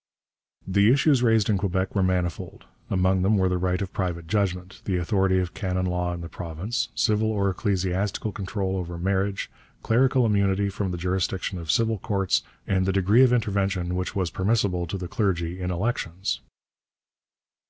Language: English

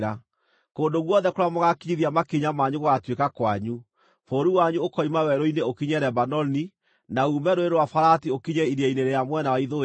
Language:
Kikuyu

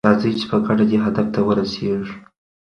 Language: Pashto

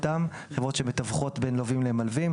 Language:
Hebrew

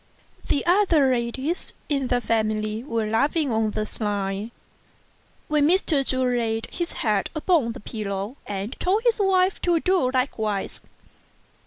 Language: English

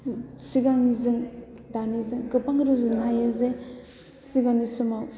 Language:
Bodo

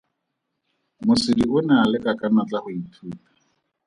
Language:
Tswana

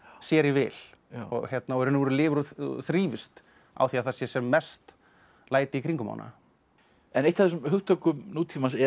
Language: Icelandic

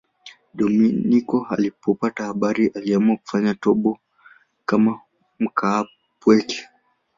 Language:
Swahili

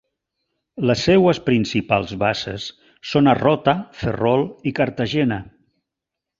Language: Catalan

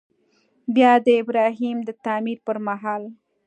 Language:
Pashto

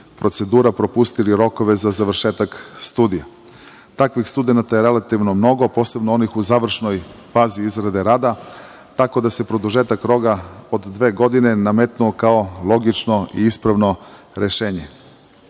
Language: Serbian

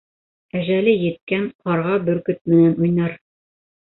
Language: Bashkir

